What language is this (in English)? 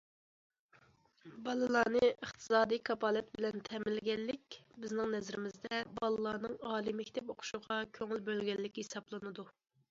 Uyghur